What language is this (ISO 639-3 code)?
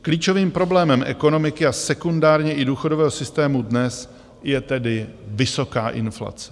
ces